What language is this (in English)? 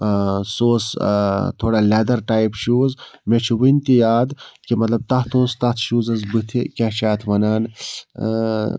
Kashmiri